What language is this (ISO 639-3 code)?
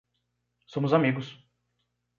por